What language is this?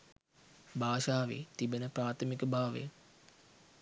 Sinhala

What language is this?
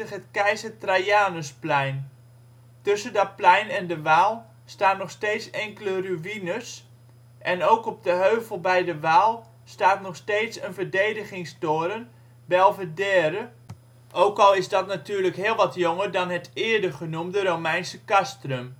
Dutch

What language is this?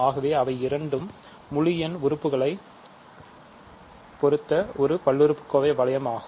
Tamil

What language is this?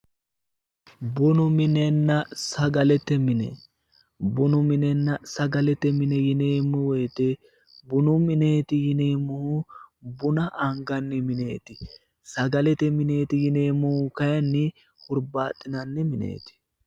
Sidamo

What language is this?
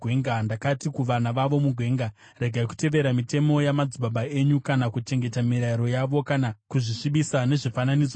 Shona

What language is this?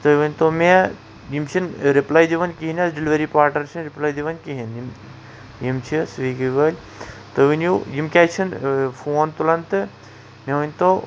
Kashmiri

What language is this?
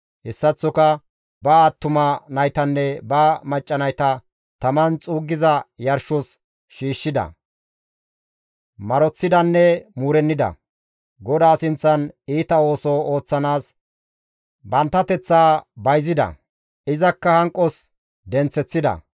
Gamo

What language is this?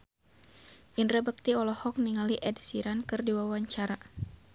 Sundanese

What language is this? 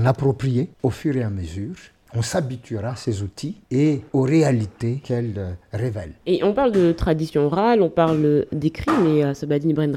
French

